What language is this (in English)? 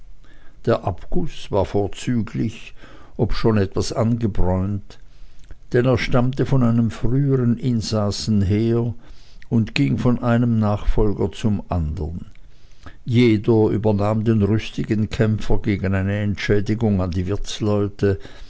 German